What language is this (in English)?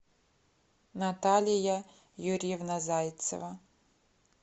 Russian